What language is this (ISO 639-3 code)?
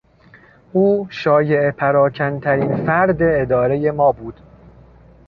fas